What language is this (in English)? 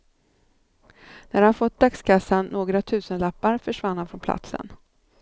Swedish